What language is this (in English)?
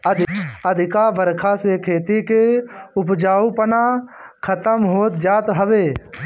Bhojpuri